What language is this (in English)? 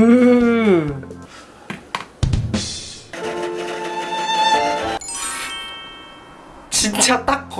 Korean